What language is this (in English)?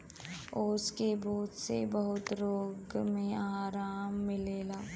Bhojpuri